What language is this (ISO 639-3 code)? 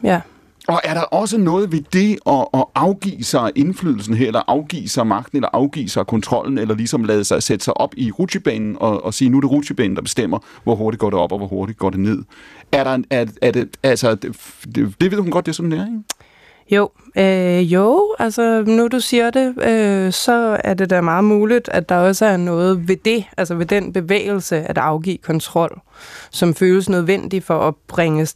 dan